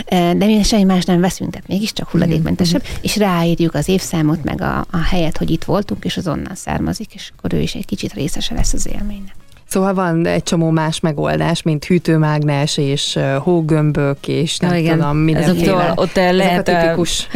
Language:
Hungarian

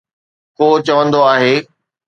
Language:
Sindhi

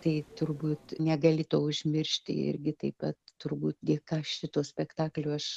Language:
Lithuanian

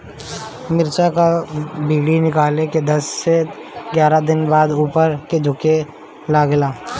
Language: Bhojpuri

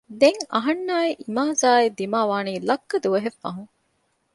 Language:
Divehi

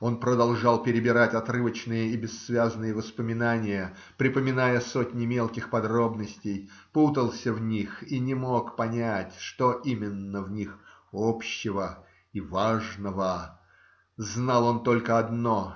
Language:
Russian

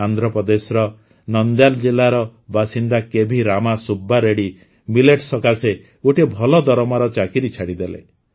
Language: Odia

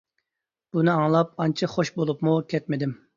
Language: Uyghur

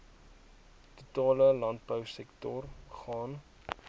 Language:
Afrikaans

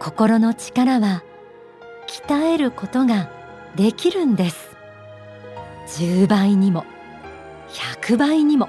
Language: Japanese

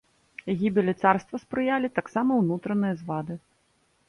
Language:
Belarusian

